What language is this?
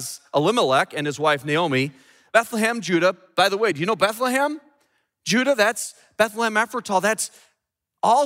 English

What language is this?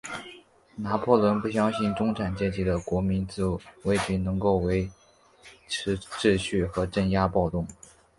Chinese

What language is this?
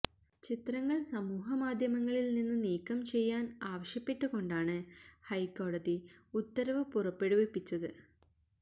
Malayalam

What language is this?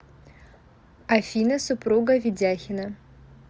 Russian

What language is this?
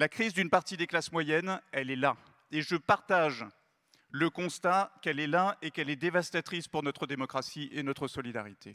French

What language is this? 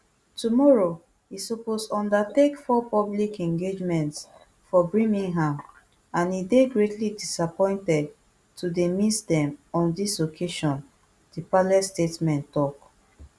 Nigerian Pidgin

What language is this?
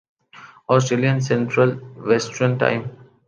Urdu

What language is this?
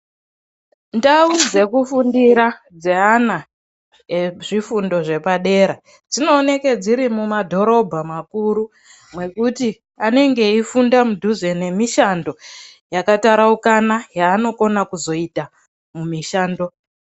Ndau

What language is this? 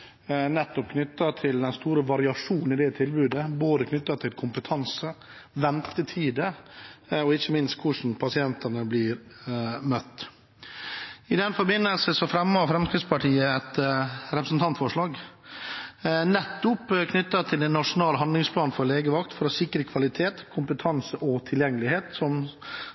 Norwegian Bokmål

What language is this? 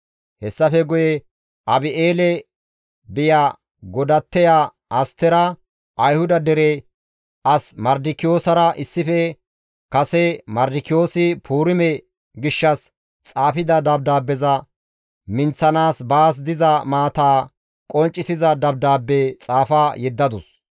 Gamo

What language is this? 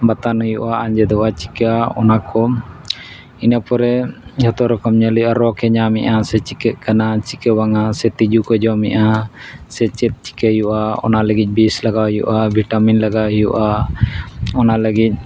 Santali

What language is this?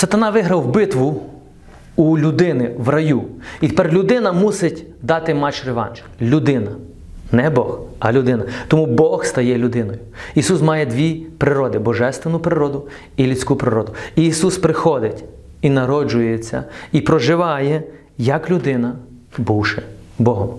Ukrainian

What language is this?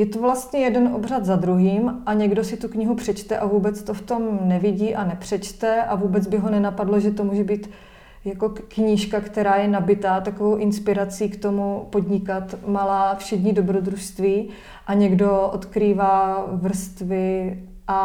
Czech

